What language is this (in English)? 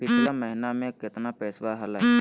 Magahi